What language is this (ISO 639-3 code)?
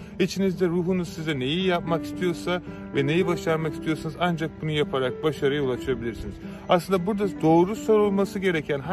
tur